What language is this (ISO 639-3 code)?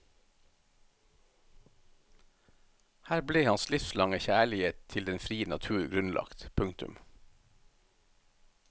nor